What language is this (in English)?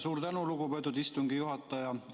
Estonian